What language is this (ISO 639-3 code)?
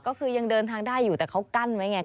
tha